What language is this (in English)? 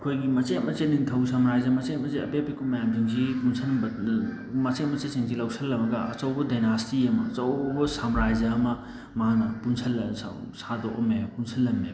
Manipuri